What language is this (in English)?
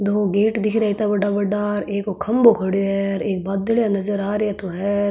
Marwari